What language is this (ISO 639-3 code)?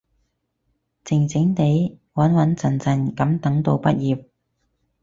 yue